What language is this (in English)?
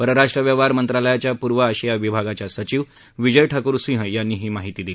Marathi